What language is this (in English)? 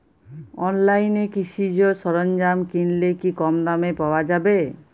Bangla